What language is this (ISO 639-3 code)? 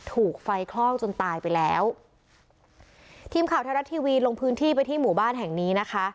tha